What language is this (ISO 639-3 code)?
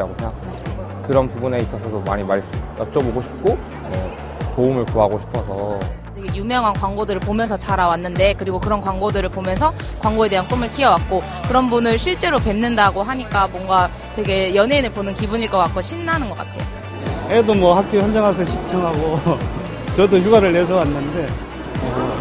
kor